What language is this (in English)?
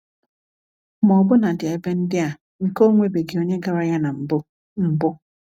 Igbo